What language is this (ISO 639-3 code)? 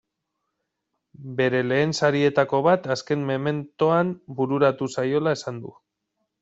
eus